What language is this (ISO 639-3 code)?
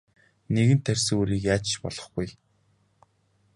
mon